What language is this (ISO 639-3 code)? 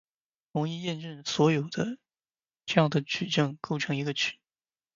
zho